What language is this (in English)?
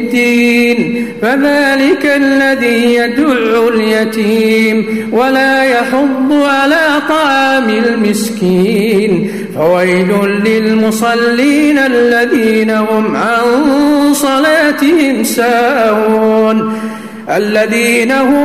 Arabic